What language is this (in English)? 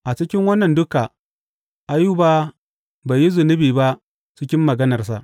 Hausa